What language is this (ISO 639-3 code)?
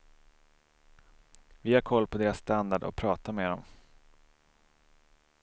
swe